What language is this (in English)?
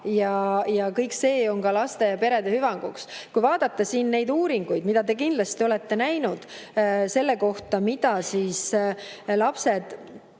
Estonian